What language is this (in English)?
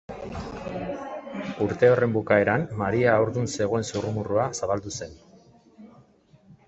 Basque